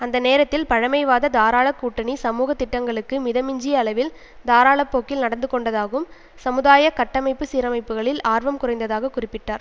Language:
Tamil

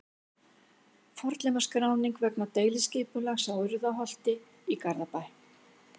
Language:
Icelandic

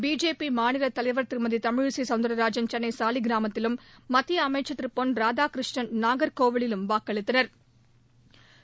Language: Tamil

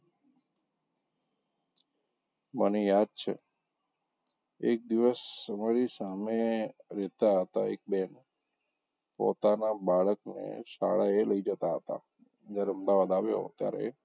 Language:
Gujarati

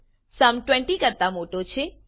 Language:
Gujarati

